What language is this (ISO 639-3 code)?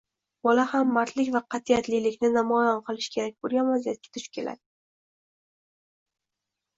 uzb